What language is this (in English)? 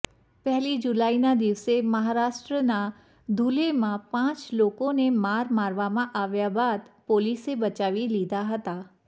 Gujarati